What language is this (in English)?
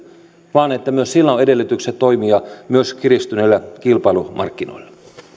Finnish